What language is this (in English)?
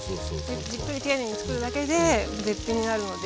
Japanese